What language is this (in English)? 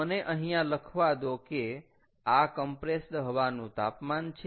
Gujarati